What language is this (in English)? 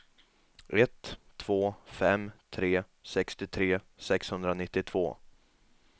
Swedish